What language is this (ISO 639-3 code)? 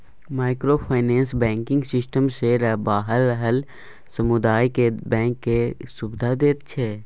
mai